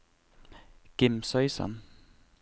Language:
Norwegian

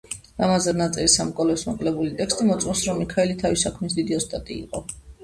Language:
Georgian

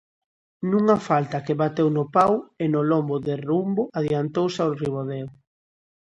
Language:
Galician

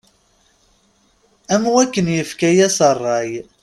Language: Kabyle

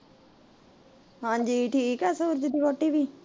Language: Punjabi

